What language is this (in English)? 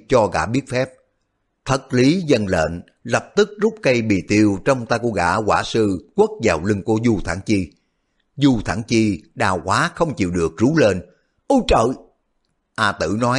Vietnamese